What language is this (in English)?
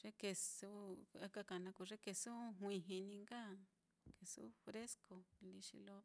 Mitlatongo Mixtec